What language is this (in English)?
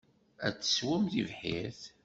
Kabyle